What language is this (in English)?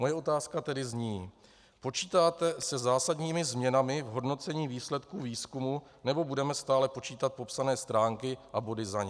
Czech